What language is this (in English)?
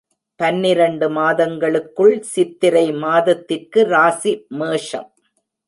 Tamil